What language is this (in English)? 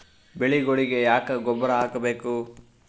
Kannada